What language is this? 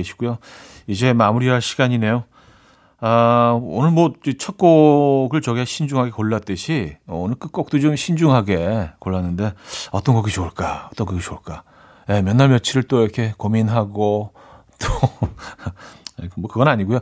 Korean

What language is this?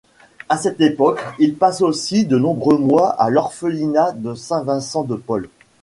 French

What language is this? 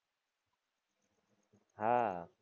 Gujarati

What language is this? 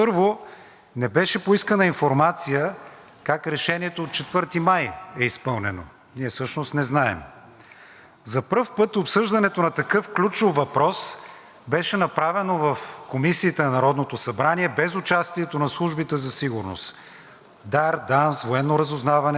Bulgarian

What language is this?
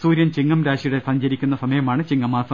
Malayalam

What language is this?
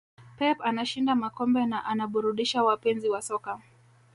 Swahili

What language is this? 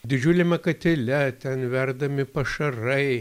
Lithuanian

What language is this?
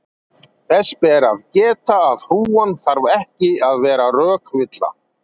Icelandic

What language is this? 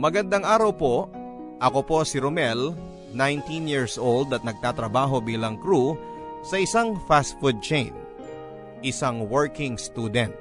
Filipino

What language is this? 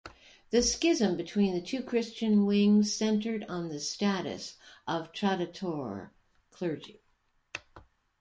English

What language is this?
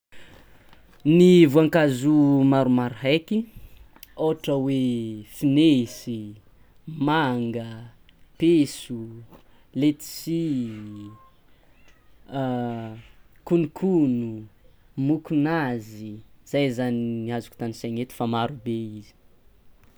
Tsimihety Malagasy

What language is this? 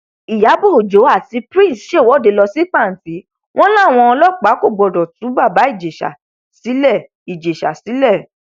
Yoruba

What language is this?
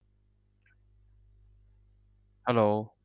Bangla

